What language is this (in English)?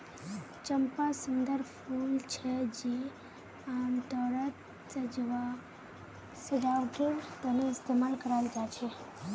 Magahi